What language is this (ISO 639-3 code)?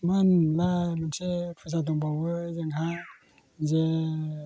brx